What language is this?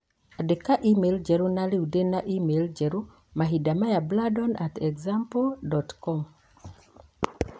Kikuyu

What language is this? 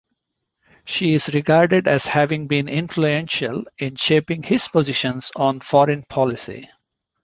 English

